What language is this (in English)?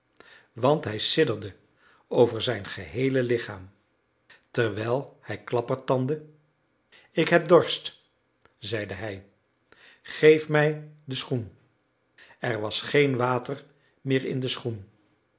Dutch